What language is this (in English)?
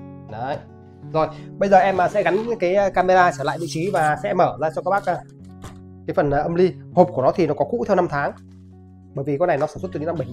Vietnamese